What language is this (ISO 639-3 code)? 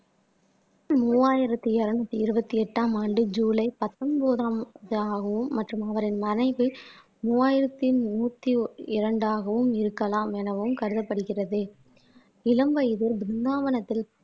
tam